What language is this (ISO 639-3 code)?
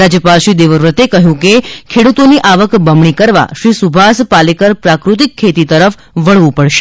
guj